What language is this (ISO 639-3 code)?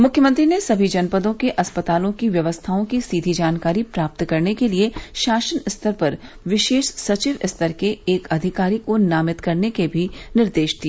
hin